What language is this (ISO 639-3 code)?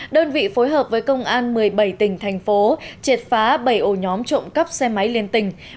vie